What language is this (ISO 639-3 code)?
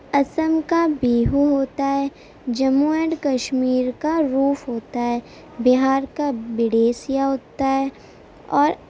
urd